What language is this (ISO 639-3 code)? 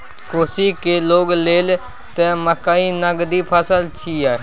mai